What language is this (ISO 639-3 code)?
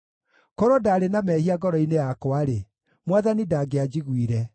kik